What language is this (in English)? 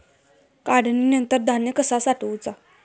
Marathi